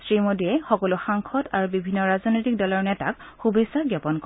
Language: Assamese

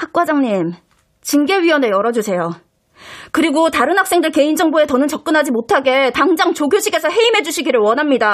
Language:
Korean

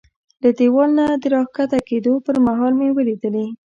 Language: Pashto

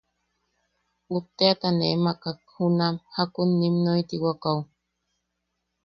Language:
Yaqui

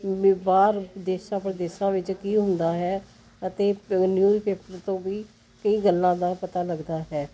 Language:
Punjabi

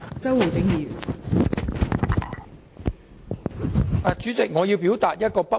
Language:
Cantonese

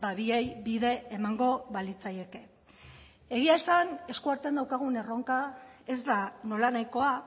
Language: Basque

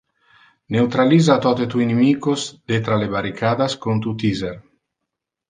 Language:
Interlingua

